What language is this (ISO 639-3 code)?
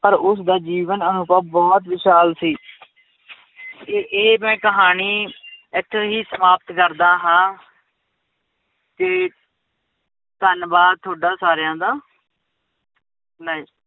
pan